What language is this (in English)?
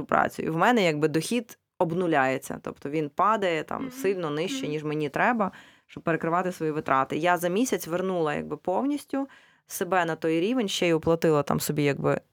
Ukrainian